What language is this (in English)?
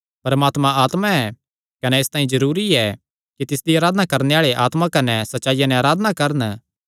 Kangri